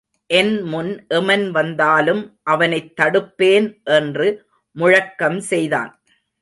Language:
Tamil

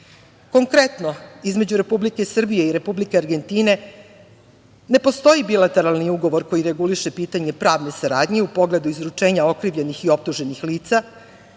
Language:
Serbian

